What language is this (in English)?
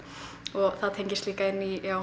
Icelandic